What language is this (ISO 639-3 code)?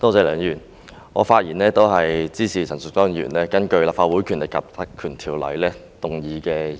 yue